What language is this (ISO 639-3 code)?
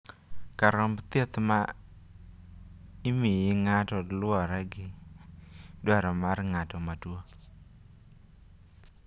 luo